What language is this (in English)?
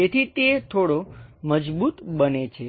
Gujarati